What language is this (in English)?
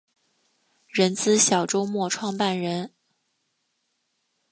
Chinese